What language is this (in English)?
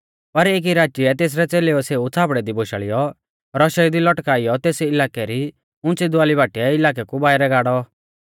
Mahasu Pahari